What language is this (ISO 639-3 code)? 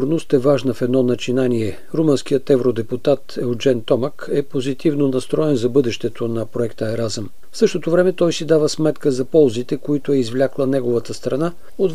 bul